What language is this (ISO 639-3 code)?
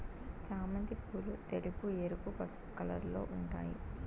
tel